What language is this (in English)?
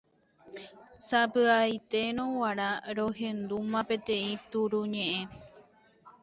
Guarani